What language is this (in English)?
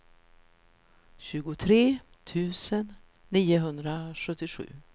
Swedish